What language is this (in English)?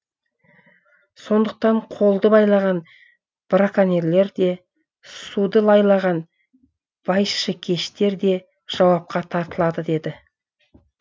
Kazakh